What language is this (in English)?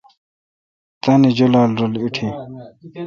Kalkoti